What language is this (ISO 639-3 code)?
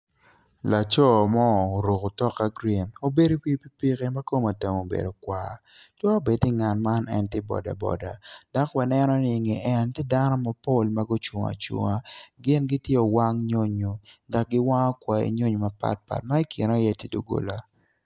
ach